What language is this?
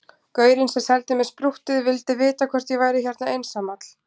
Icelandic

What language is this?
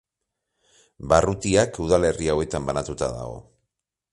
Basque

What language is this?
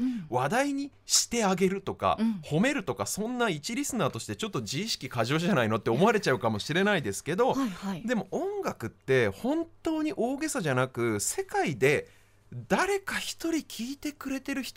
Japanese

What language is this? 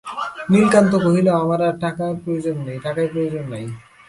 Bangla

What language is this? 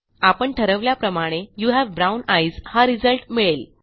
Marathi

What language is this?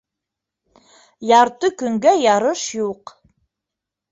Bashkir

